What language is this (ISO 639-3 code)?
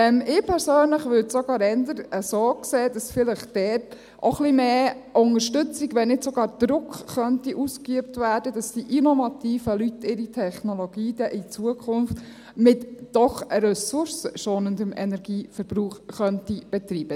gsw